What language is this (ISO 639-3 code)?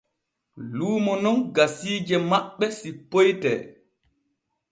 fue